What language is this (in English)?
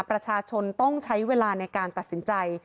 Thai